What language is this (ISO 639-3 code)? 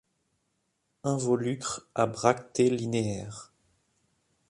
fra